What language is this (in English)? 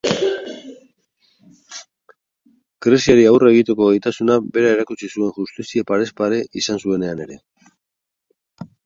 Basque